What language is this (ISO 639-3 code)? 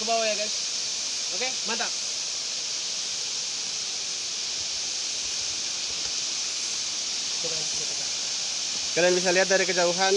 ind